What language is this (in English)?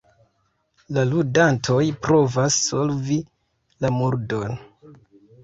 Esperanto